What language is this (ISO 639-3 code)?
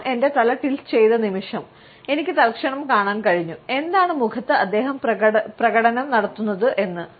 mal